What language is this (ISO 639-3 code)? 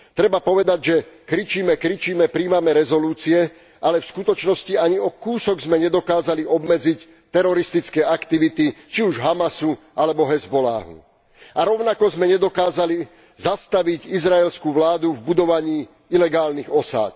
slk